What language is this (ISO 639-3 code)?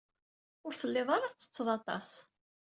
kab